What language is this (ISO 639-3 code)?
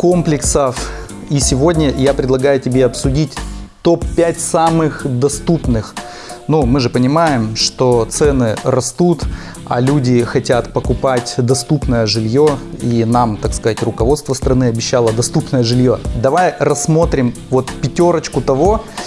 rus